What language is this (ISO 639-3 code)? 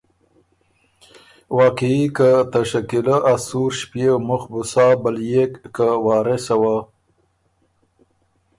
oru